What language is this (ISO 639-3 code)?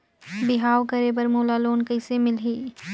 hne